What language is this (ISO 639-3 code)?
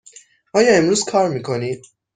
fas